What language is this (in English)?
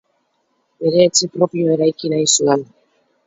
Basque